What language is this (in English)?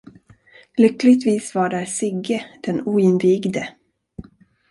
Swedish